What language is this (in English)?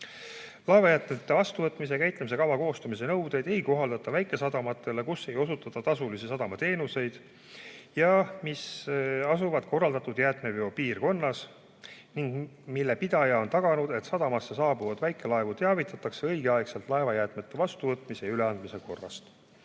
Estonian